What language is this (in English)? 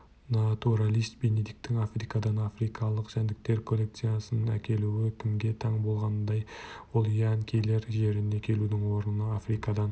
Kazakh